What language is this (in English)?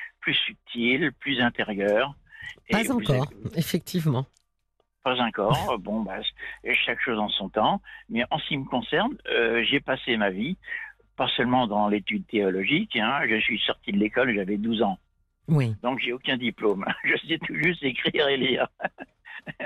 French